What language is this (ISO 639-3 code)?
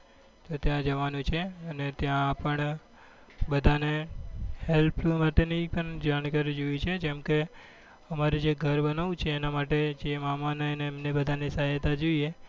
guj